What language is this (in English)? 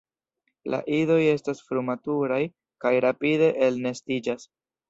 Esperanto